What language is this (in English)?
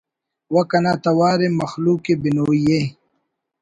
Brahui